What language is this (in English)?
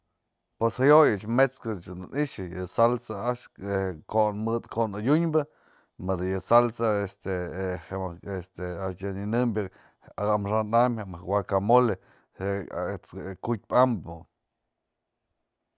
Mazatlán Mixe